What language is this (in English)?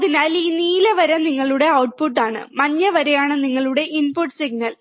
Malayalam